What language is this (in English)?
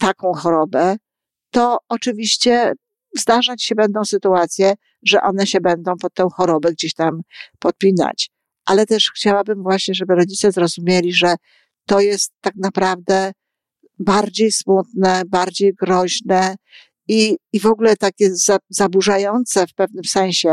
Polish